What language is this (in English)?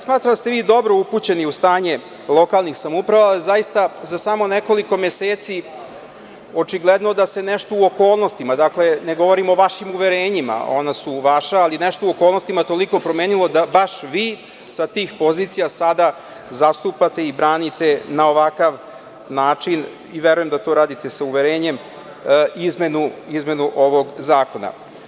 Serbian